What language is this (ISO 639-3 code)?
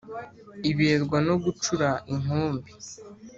kin